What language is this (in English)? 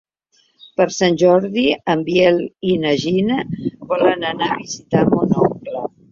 Catalan